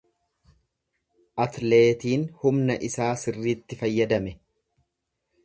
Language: Oromo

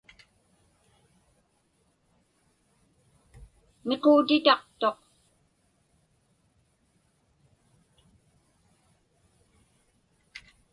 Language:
Inupiaq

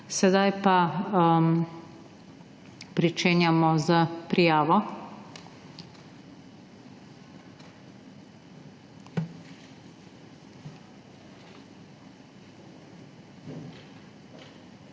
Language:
Slovenian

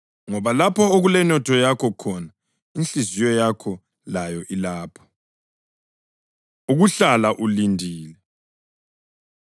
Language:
North Ndebele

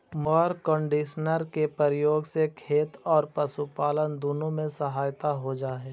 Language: Magahi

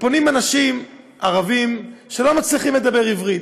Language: Hebrew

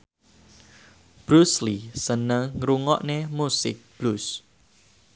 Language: Javanese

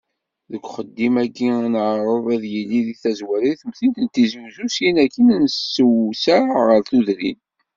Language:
Kabyle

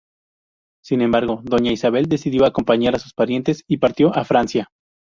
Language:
Spanish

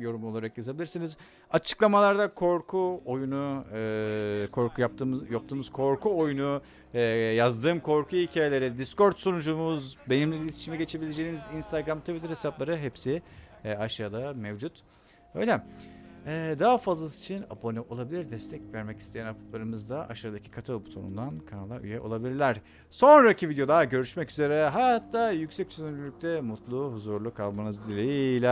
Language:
Turkish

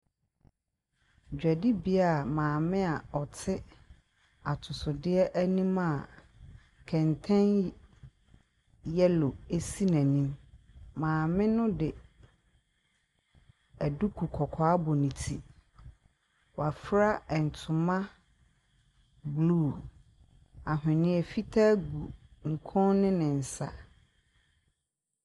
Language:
Akan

